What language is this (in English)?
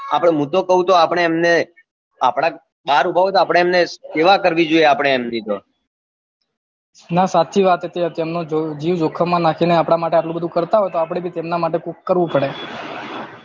Gujarati